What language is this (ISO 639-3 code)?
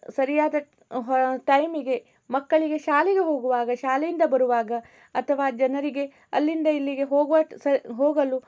kan